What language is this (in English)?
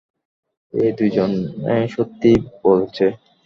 Bangla